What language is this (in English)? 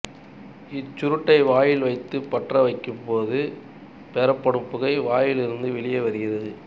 Tamil